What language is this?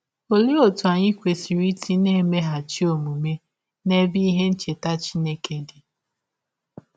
Igbo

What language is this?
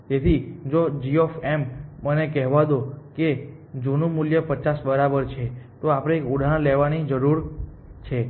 Gujarati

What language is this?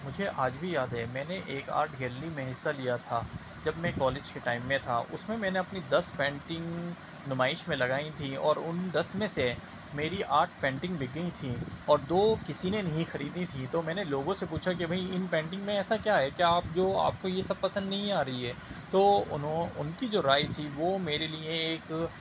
Urdu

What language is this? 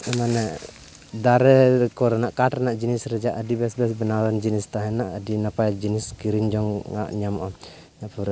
Santali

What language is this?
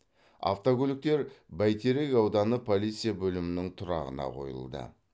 Kazakh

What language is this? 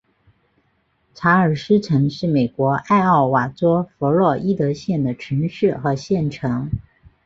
Chinese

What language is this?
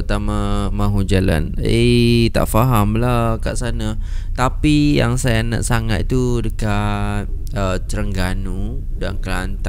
Malay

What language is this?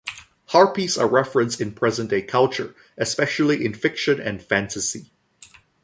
English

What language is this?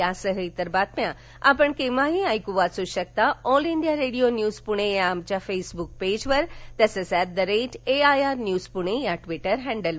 Marathi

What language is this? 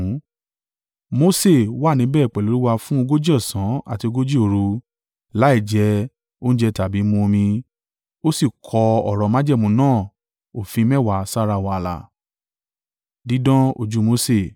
Yoruba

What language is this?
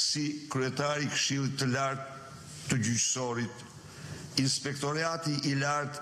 Romanian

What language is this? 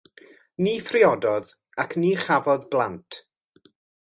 Welsh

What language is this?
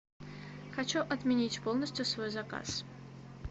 Russian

